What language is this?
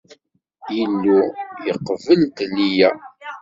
Kabyle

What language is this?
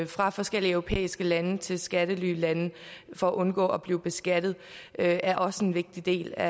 Danish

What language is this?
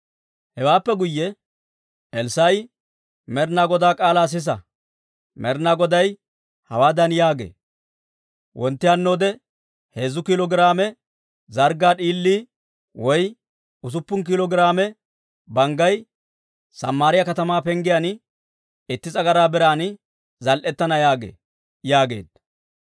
Dawro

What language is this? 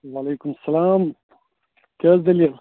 Kashmiri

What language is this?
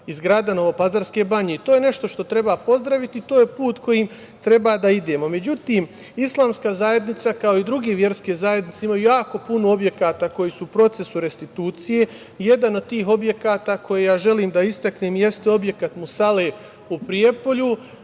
Serbian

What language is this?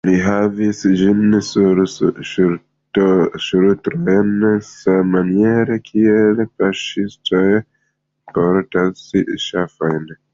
Esperanto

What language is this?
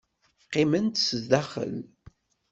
Kabyle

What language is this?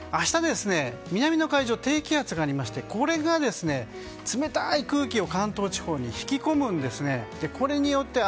Japanese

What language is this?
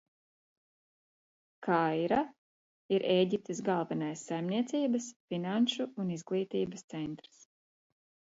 Latvian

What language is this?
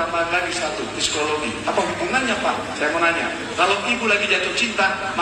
Indonesian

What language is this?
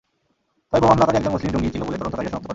Bangla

